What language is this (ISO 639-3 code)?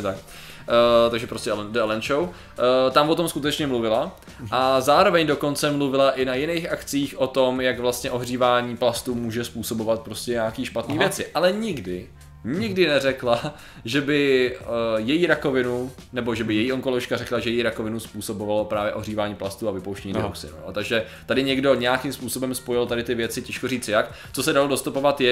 ces